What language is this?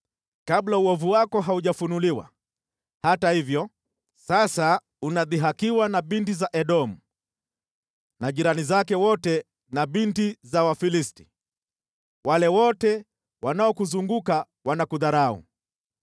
Swahili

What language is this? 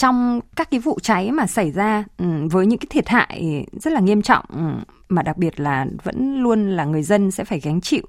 Vietnamese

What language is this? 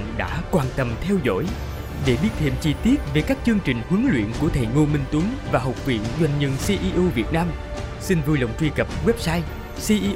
Vietnamese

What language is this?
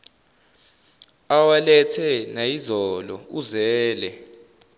Zulu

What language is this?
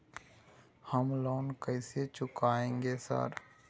Maithili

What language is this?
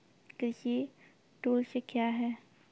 Maithili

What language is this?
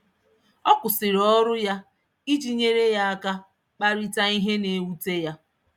Igbo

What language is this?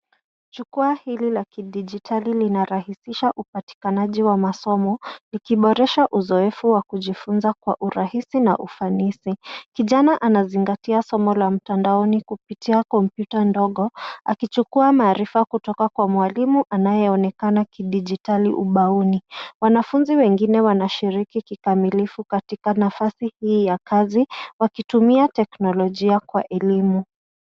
Swahili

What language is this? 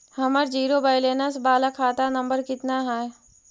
Magahi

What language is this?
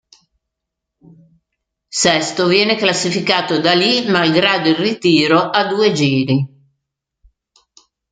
Italian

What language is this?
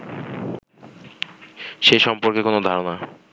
Bangla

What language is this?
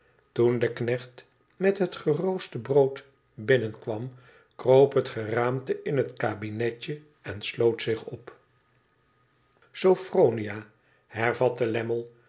Dutch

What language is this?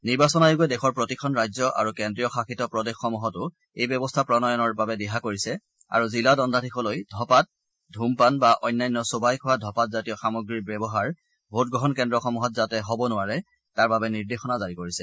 Assamese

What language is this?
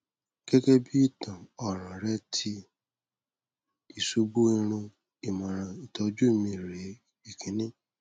Yoruba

